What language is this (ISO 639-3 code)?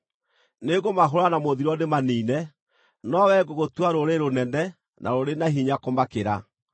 kik